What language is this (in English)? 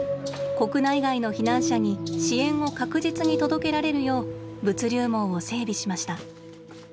Japanese